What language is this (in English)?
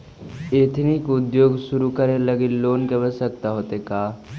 Magahi